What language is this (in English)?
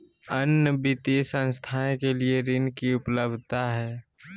Magahi